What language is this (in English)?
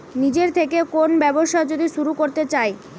Bangla